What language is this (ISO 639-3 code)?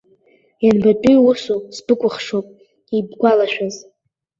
abk